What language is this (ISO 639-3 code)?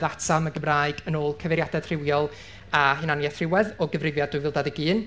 cym